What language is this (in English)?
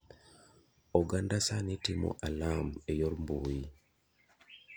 Luo (Kenya and Tanzania)